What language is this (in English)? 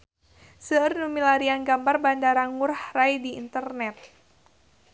Sundanese